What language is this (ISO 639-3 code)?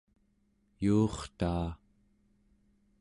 esu